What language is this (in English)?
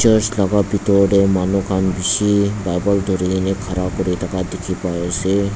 Naga Pidgin